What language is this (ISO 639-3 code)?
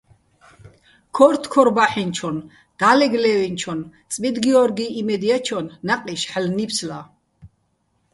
bbl